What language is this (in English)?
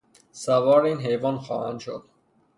Persian